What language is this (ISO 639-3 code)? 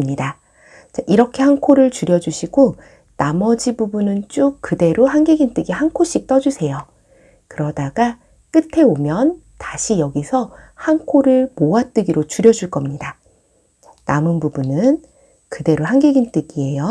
kor